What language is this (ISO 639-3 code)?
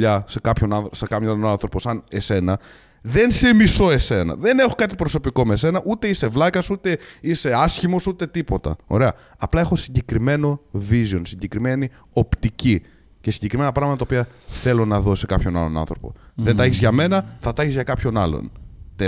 ell